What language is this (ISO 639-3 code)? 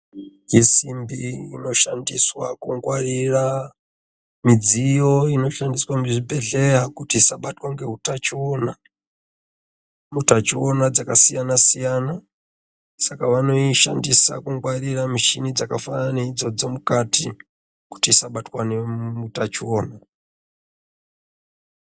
ndc